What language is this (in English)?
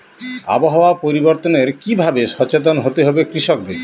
Bangla